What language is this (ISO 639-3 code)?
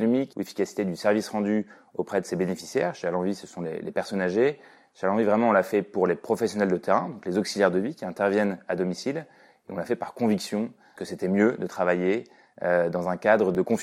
fra